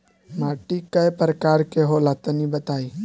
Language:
Bhojpuri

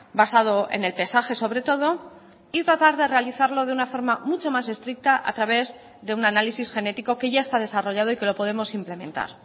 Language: Spanish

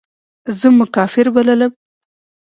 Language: Pashto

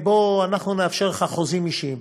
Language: Hebrew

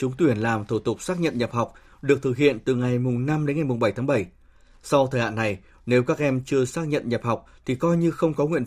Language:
Vietnamese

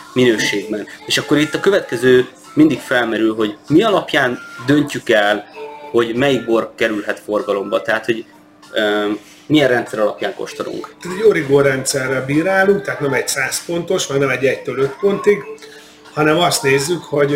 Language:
Hungarian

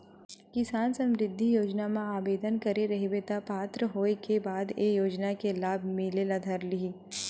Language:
Chhattisgarhi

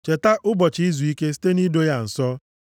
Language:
Igbo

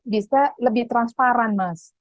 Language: Indonesian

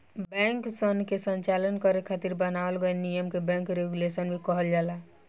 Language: Bhojpuri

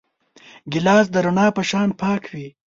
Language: Pashto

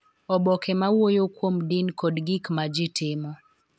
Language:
Luo (Kenya and Tanzania)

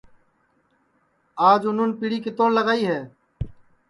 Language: Sansi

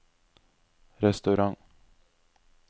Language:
Norwegian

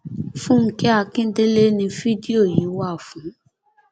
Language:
Yoruba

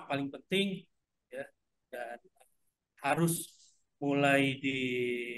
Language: Indonesian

